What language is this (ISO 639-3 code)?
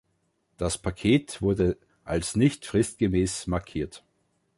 deu